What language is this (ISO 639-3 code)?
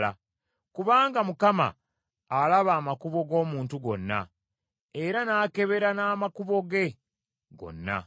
lug